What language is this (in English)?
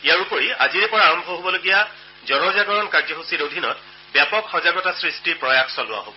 Assamese